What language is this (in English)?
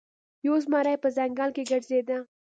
Pashto